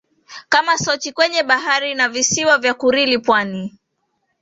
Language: Swahili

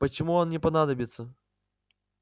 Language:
Russian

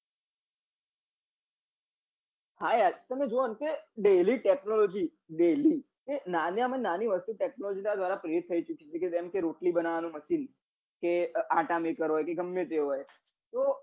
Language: Gujarati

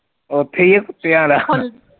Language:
Punjabi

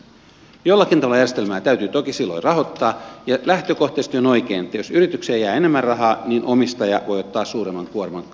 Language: Finnish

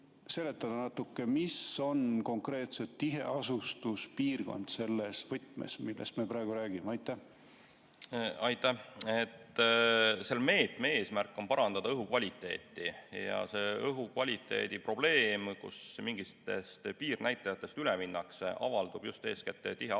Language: Estonian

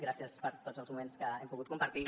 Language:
Catalan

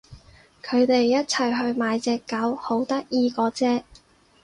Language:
Cantonese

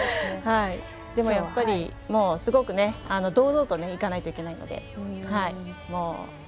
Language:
Japanese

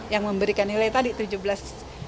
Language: Indonesian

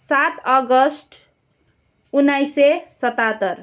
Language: Nepali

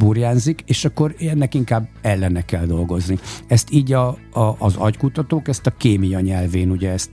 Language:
Hungarian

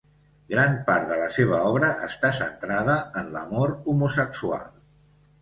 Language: Catalan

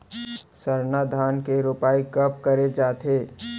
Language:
Chhattisgarhi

